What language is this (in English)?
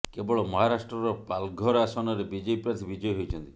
Odia